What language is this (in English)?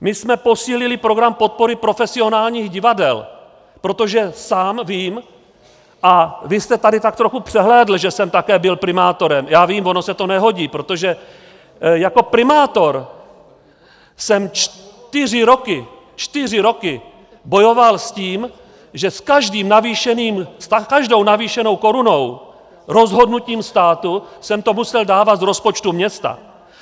Czech